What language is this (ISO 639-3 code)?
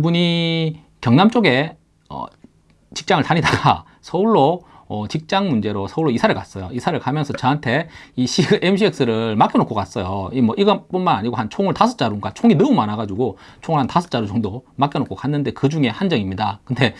kor